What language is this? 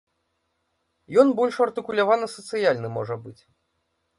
Belarusian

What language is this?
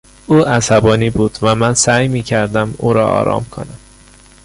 Persian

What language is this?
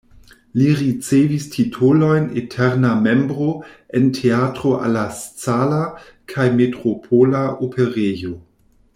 Esperanto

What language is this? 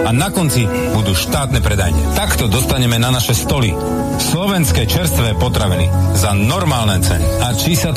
Slovak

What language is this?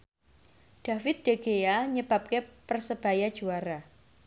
Javanese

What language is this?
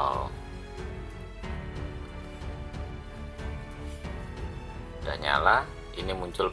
Indonesian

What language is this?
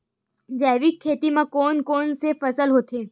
Chhattisgarhi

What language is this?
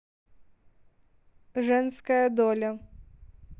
Russian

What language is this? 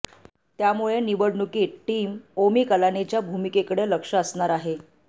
Marathi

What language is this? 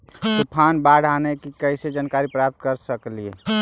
Magahi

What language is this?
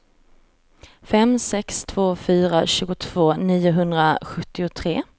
Swedish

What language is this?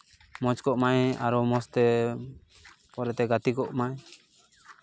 Santali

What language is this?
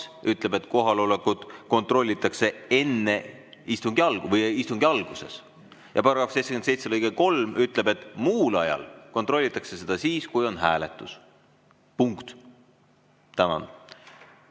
Estonian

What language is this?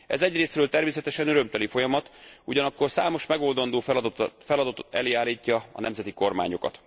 Hungarian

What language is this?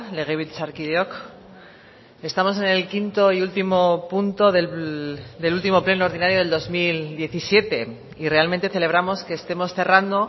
Spanish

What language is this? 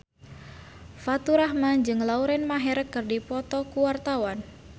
Sundanese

